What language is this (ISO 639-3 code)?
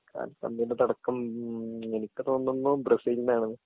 mal